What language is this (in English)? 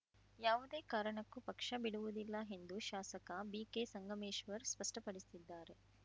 Kannada